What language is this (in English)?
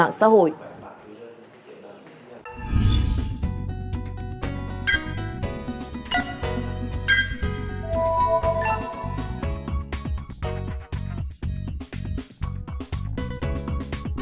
Vietnamese